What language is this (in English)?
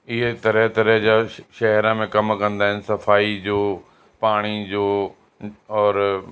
Sindhi